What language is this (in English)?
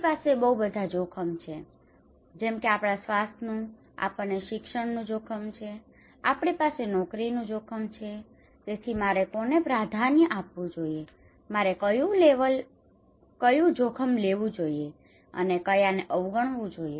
Gujarati